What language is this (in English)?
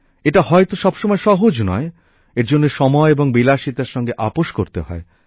Bangla